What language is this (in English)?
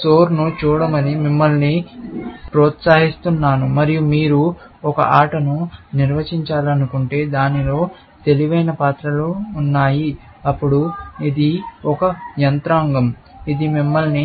Telugu